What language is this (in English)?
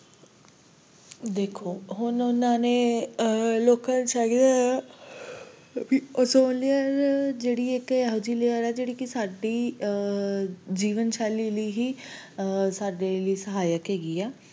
Punjabi